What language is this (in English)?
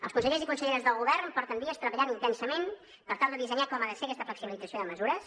Catalan